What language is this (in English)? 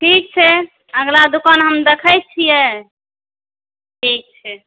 Maithili